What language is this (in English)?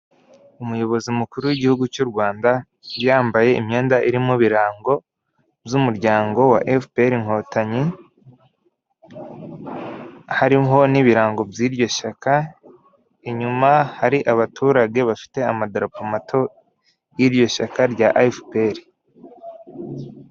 Kinyarwanda